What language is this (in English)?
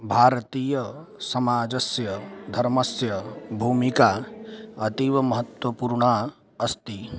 Sanskrit